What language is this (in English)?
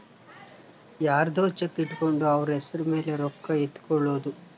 Kannada